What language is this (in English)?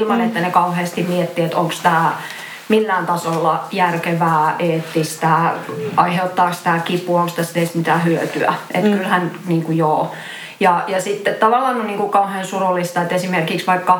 Finnish